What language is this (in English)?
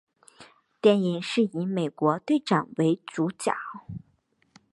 Chinese